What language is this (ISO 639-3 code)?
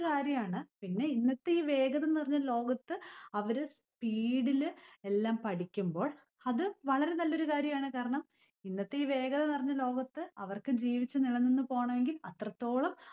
mal